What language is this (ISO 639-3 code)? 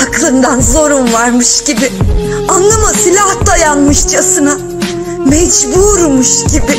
tur